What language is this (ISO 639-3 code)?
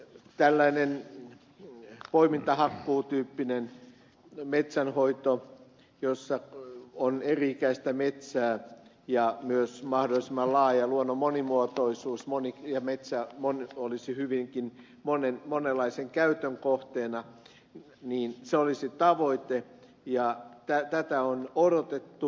fin